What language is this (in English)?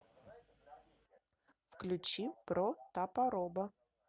Russian